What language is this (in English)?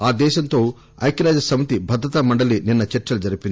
Telugu